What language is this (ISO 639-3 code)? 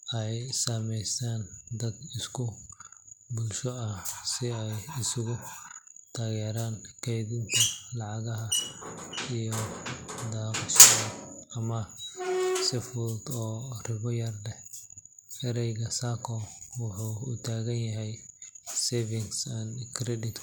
som